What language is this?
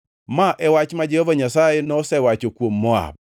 Luo (Kenya and Tanzania)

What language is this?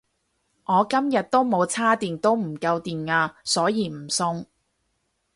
Cantonese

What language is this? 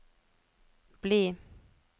Norwegian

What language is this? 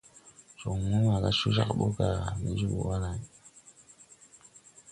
Tupuri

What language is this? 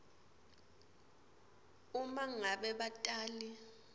Swati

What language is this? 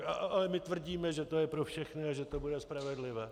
Czech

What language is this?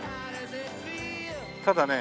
Japanese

